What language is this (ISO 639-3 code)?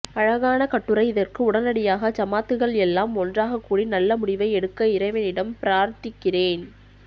tam